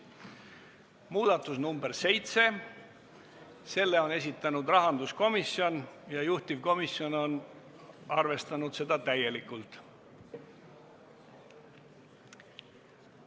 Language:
Estonian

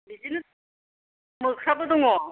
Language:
Bodo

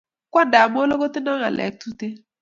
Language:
Kalenjin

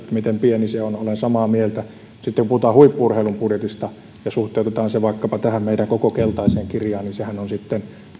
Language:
Finnish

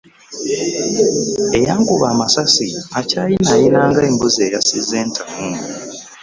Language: Ganda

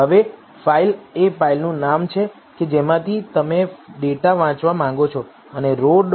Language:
Gujarati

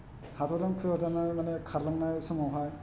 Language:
Bodo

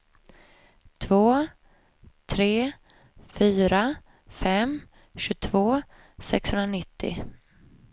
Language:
Swedish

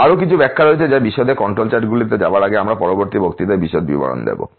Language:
Bangla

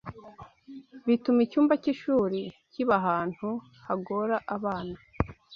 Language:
Kinyarwanda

